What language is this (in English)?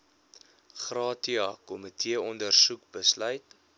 Afrikaans